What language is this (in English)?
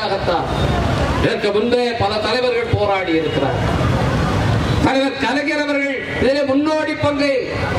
Tamil